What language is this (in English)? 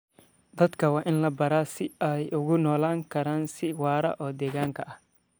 Somali